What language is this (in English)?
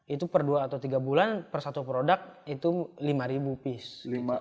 Indonesian